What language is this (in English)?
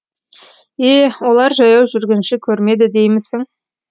Kazakh